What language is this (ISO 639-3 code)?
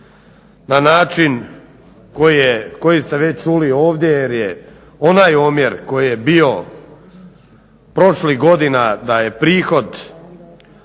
hrv